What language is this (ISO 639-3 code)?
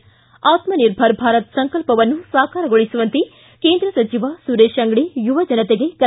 kan